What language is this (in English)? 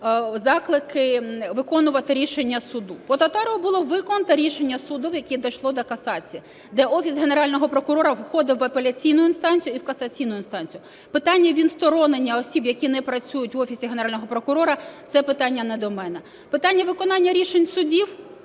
Ukrainian